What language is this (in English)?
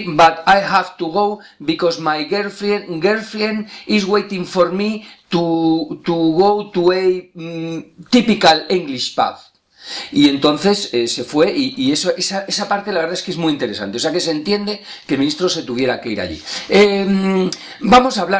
Spanish